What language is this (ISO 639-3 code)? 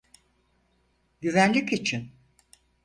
tur